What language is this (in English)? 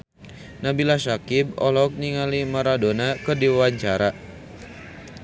Sundanese